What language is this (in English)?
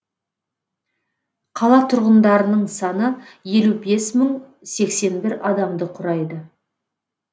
Kazakh